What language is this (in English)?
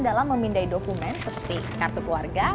Indonesian